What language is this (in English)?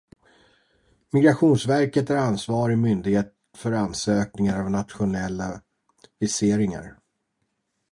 Swedish